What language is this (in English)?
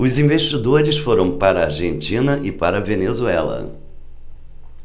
Portuguese